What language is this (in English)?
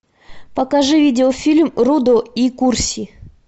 Russian